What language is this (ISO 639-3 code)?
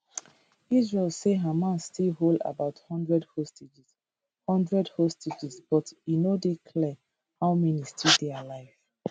pcm